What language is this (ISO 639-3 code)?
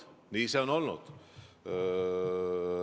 est